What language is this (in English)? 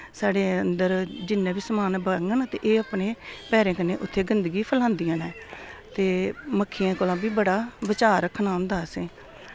Dogri